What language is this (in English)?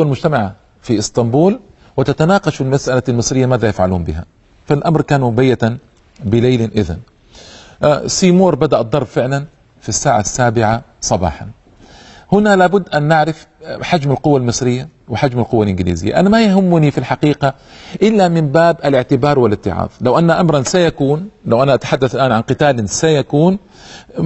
Arabic